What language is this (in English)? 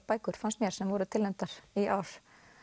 Icelandic